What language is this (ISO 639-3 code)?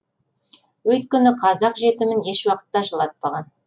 kaz